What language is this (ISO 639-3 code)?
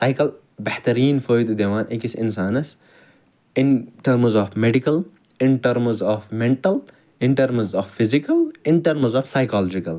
kas